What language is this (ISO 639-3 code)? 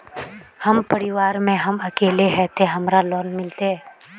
mag